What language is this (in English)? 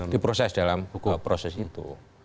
Indonesian